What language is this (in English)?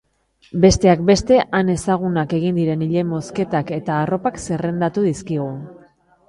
Basque